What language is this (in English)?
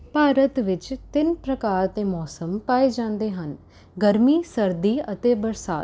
Punjabi